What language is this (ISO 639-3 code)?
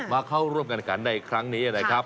tha